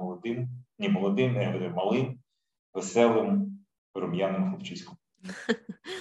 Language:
Ukrainian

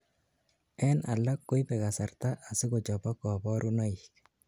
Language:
Kalenjin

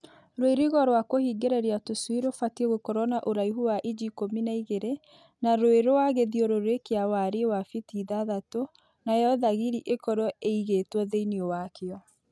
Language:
Kikuyu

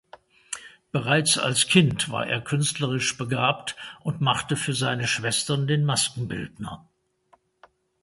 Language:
German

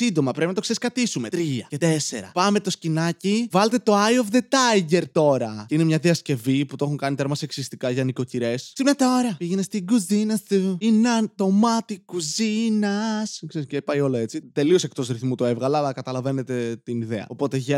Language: Greek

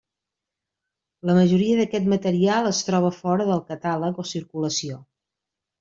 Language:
Catalan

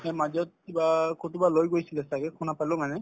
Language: Assamese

